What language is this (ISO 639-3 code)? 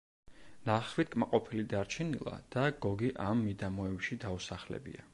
kat